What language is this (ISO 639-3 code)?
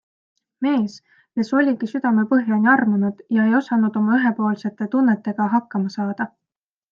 est